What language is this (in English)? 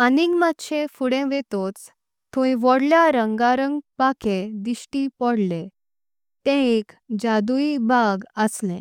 Konkani